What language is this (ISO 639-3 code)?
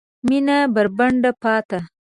pus